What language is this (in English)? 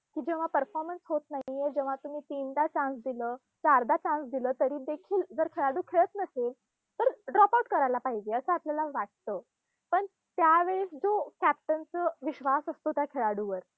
Marathi